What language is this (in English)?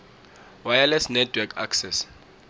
South Ndebele